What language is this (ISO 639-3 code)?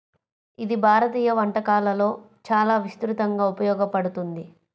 tel